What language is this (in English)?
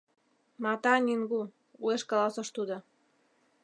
Mari